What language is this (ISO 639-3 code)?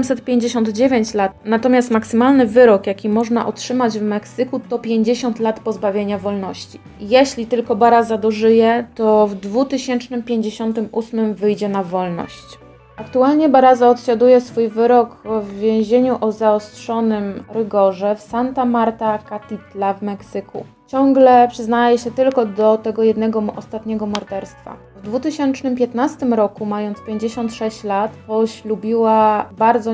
pol